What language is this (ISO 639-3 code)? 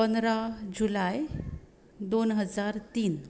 kok